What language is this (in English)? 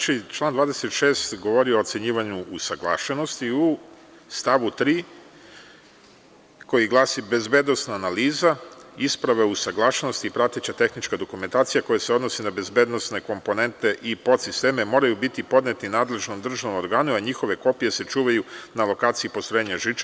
Serbian